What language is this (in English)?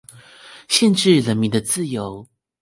Chinese